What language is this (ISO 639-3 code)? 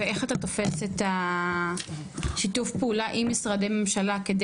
heb